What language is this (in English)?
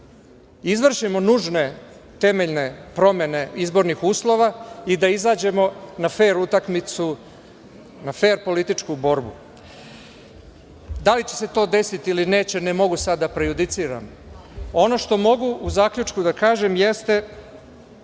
Serbian